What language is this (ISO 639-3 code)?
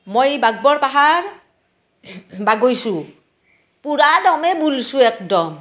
asm